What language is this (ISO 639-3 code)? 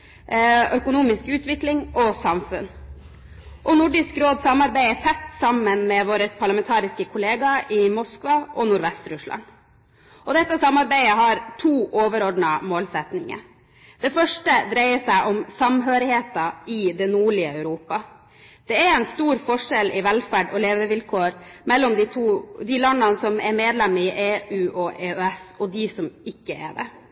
nob